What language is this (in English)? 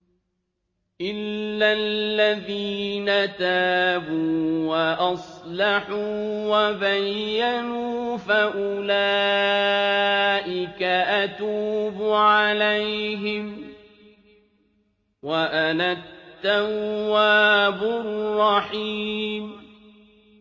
Arabic